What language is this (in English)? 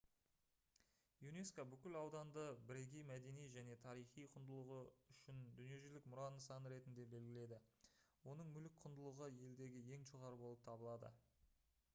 Kazakh